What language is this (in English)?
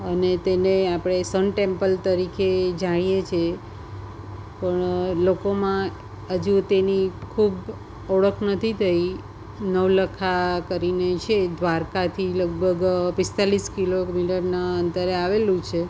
Gujarati